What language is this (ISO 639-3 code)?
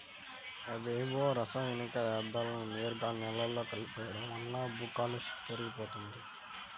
tel